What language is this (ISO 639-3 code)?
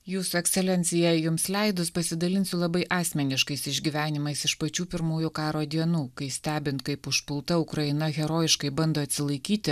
lit